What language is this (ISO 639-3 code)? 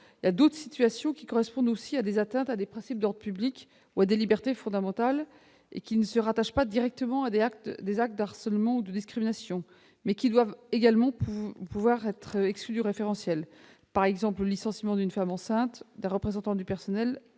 fra